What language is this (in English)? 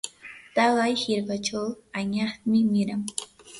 Yanahuanca Pasco Quechua